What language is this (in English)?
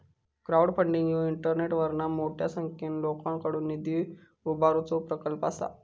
Marathi